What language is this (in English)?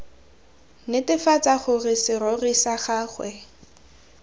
Tswana